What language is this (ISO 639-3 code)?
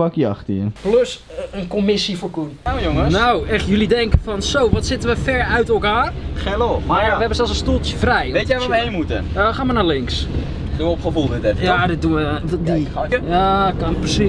nld